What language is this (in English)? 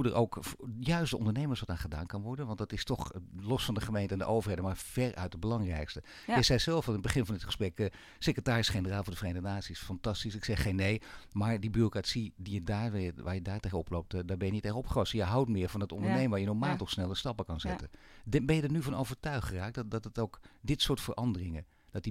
Dutch